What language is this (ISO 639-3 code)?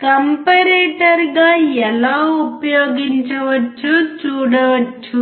tel